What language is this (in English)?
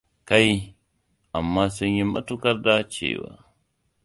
Hausa